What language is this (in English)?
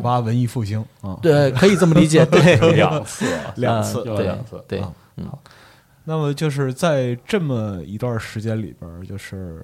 Chinese